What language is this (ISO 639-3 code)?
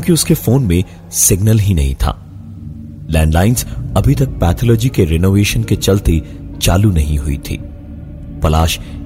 hin